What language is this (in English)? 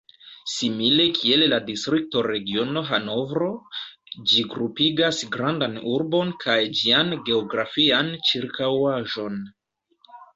Esperanto